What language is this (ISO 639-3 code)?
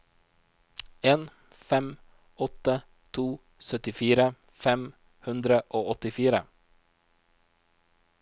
nor